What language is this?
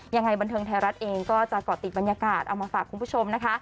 Thai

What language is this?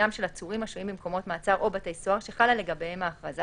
Hebrew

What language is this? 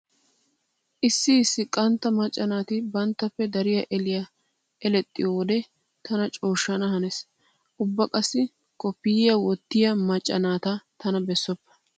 Wolaytta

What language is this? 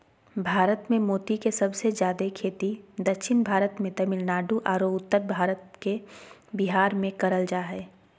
Magahi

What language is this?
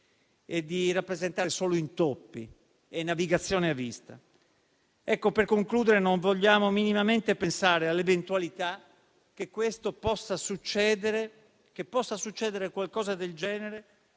Italian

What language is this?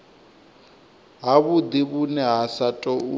Venda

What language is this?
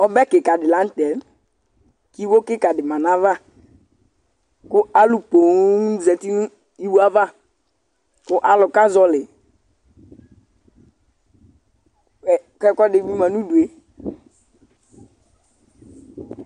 Ikposo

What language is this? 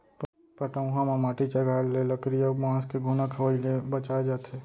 Chhattisgarhi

